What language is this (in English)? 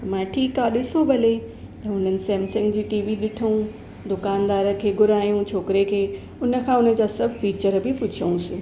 Sindhi